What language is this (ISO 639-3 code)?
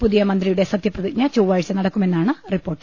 mal